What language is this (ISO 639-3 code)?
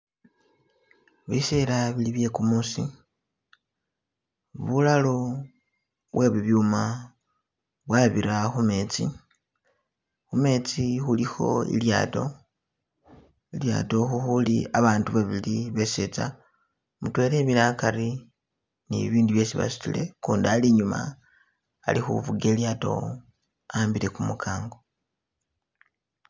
myx